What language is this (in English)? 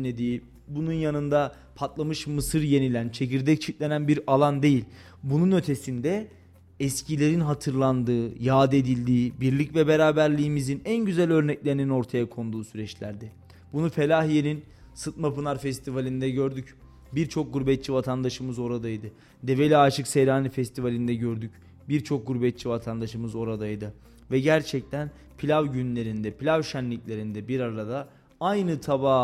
Turkish